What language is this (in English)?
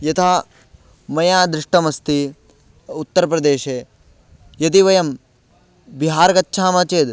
Sanskrit